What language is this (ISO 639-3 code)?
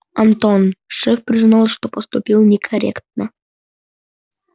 rus